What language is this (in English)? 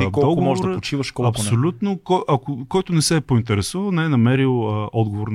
Bulgarian